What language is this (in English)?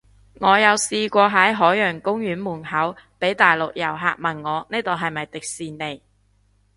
Cantonese